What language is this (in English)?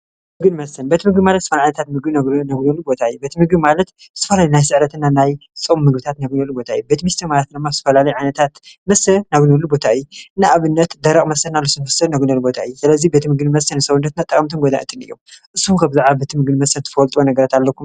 Tigrinya